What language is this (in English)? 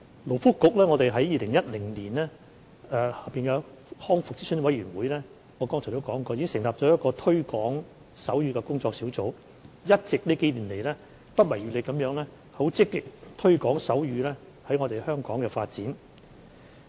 Cantonese